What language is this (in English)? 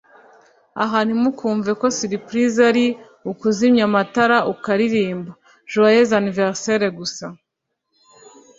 Kinyarwanda